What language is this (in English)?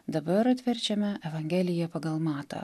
Lithuanian